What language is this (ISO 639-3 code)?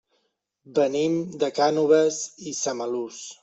cat